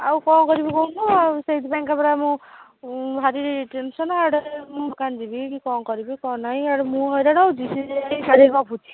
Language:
Odia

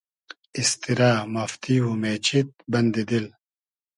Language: Hazaragi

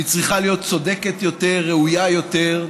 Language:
Hebrew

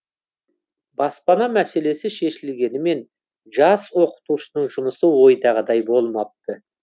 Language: Kazakh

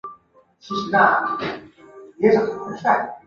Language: Chinese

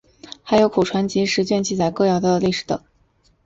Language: Chinese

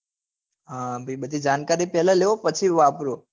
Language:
Gujarati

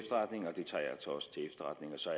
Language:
Danish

